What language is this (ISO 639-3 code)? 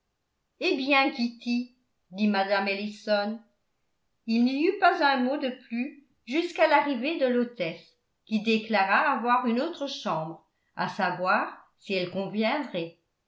fra